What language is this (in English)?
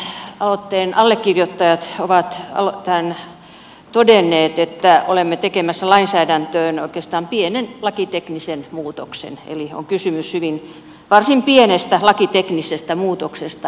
Finnish